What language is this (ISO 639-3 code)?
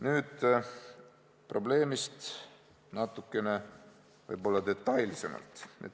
est